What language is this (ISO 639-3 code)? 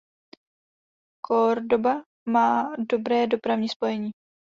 ces